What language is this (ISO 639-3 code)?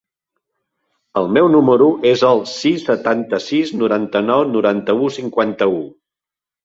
cat